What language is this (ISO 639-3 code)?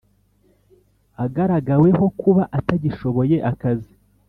kin